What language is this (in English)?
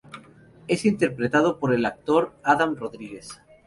Spanish